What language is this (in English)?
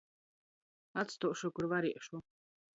Latgalian